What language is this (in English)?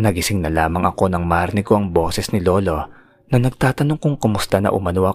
Filipino